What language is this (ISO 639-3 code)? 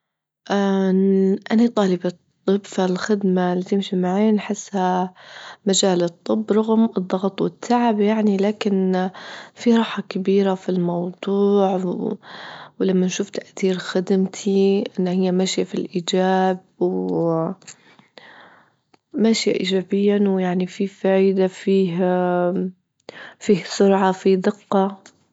ayl